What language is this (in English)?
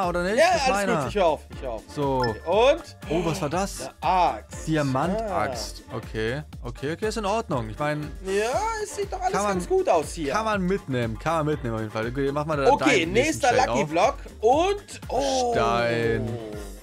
German